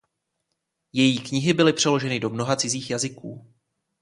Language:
Czech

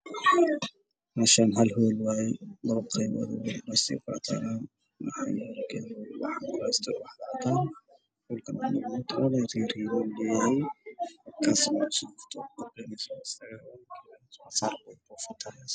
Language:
Somali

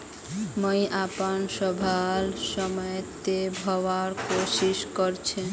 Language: Magahi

